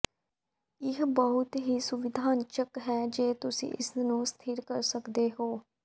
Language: Punjabi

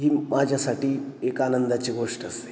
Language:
Marathi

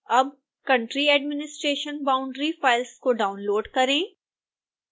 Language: Hindi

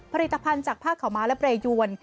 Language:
Thai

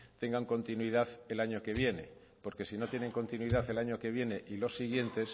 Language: Spanish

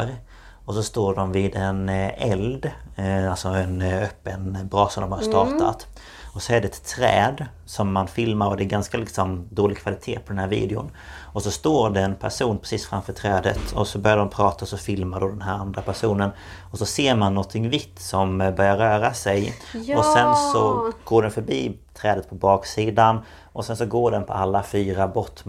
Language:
Swedish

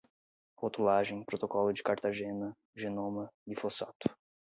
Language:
Portuguese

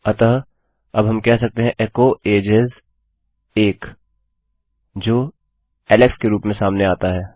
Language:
Hindi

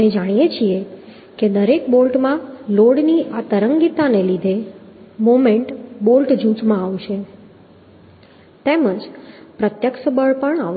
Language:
Gujarati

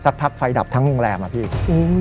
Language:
Thai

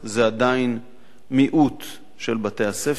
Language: Hebrew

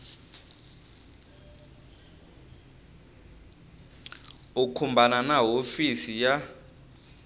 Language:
Tsonga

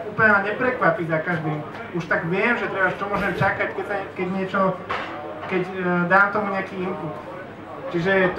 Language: Slovak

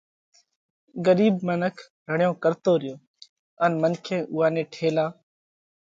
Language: Parkari Koli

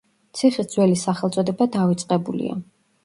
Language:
Georgian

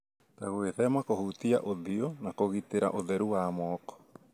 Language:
Kikuyu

